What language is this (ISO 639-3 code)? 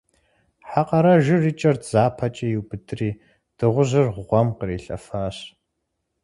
kbd